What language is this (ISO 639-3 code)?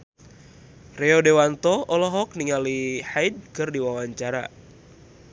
sun